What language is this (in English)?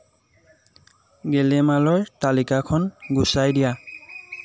Assamese